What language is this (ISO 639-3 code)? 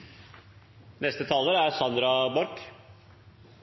nno